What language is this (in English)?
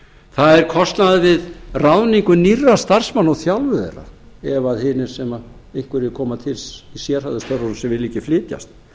Icelandic